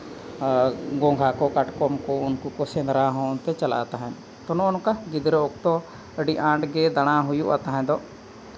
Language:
Santali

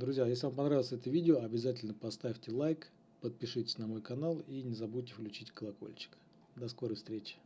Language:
Russian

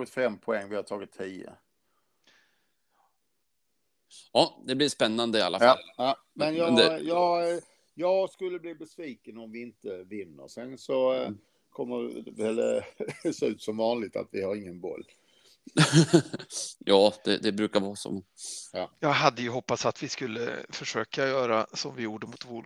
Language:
Swedish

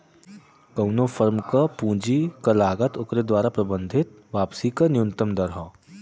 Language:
Bhojpuri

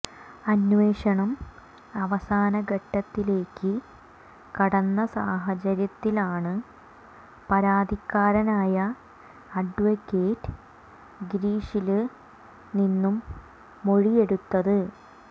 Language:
Malayalam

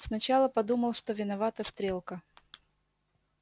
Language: Russian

